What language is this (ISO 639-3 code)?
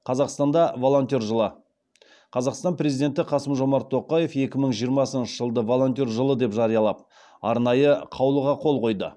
kaz